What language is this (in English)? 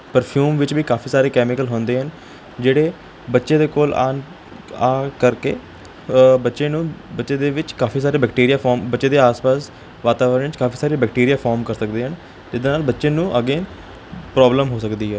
Punjabi